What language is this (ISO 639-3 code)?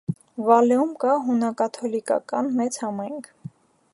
hye